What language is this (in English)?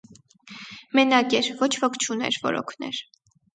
Armenian